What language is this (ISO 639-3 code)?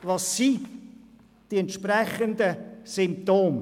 gsw